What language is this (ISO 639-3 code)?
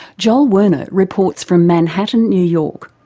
eng